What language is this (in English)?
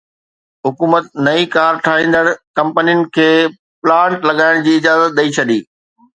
Sindhi